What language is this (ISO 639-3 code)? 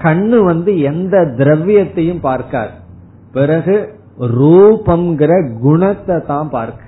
tam